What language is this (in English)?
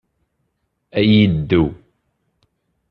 Kabyle